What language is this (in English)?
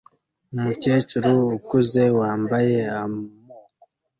Kinyarwanda